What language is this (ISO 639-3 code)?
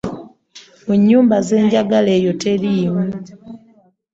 lug